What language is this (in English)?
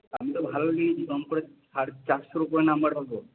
Bangla